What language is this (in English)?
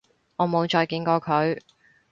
Cantonese